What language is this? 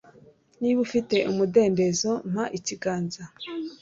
Kinyarwanda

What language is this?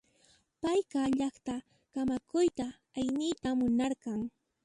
Puno Quechua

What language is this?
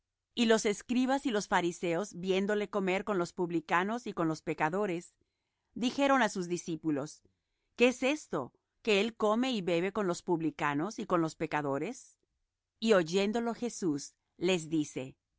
Spanish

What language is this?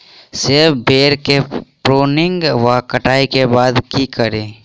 Maithili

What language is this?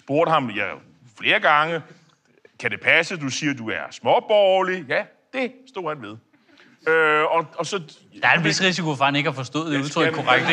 Danish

